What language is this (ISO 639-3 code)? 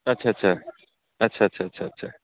brx